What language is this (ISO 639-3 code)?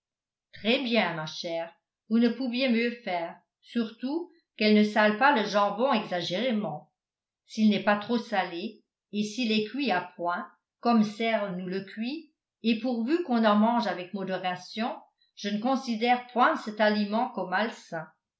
fra